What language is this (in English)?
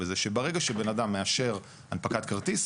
Hebrew